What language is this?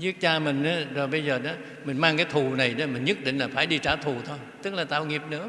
Vietnamese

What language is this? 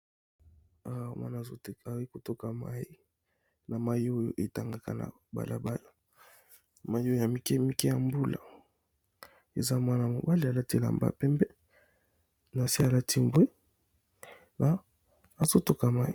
Lingala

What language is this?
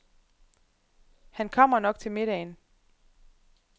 Danish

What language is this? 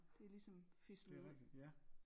Danish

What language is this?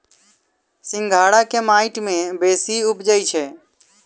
Maithili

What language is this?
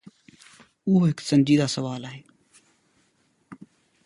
Sindhi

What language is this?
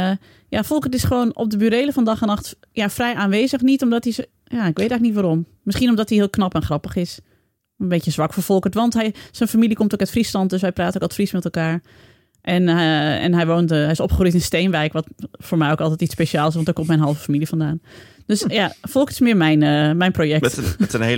Dutch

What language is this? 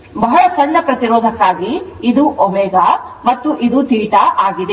Kannada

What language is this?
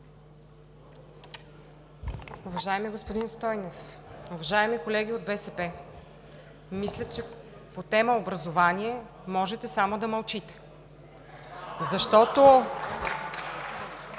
Bulgarian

